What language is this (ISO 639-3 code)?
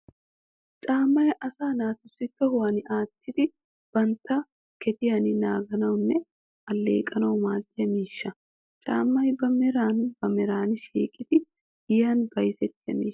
wal